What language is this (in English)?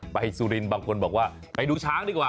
Thai